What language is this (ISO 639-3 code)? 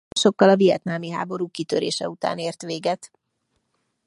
hun